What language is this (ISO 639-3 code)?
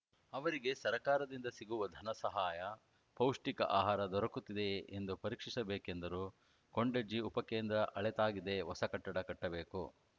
kan